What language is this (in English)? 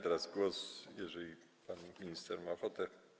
Polish